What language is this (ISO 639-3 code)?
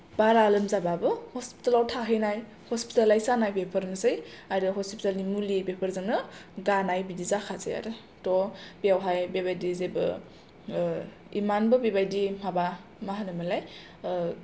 brx